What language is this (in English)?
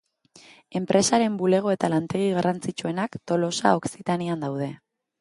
Basque